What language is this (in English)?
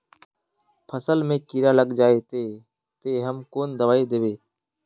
Magahi